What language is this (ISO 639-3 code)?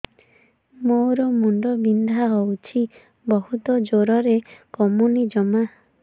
ori